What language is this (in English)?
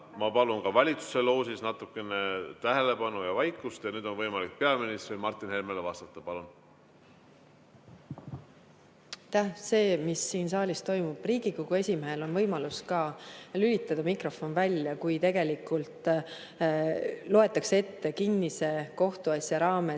Estonian